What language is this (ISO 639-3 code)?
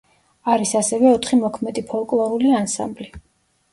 kat